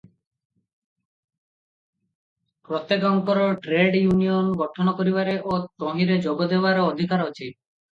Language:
Odia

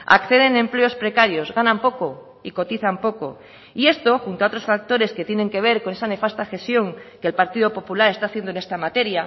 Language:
Spanish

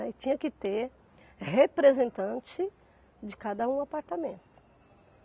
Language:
Portuguese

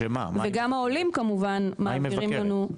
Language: Hebrew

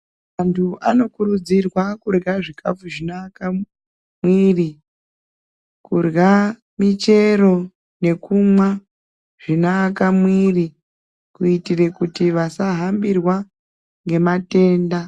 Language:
Ndau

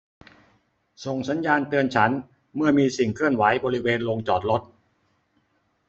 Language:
Thai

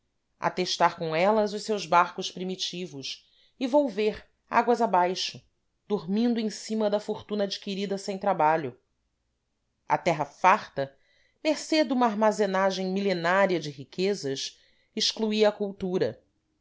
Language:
Portuguese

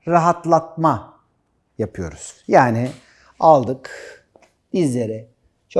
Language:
Turkish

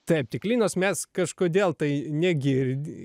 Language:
Lithuanian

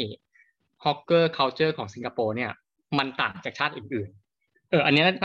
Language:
Thai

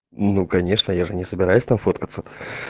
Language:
Russian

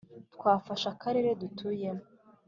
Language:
Kinyarwanda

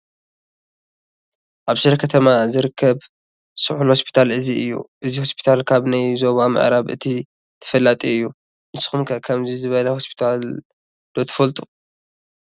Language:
Tigrinya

